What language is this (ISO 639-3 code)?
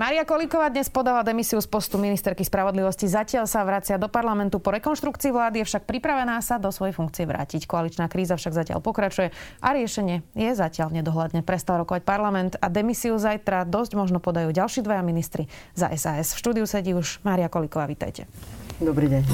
slk